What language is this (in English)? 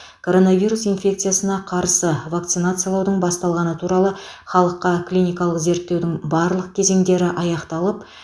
Kazakh